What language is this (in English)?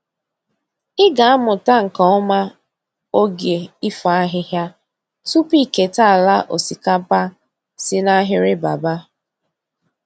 Igbo